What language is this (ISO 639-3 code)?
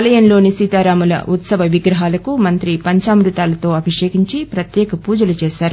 tel